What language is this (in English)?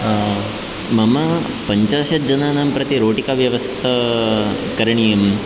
Sanskrit